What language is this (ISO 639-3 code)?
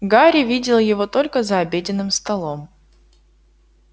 rus